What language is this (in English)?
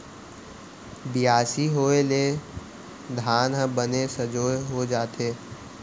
Chhattisgarhi